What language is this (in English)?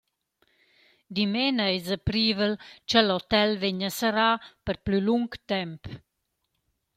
Romansh